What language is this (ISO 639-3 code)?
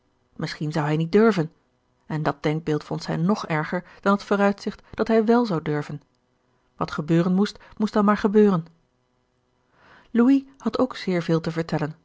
nld